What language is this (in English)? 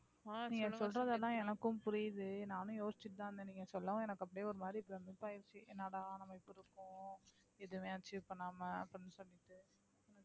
Tamil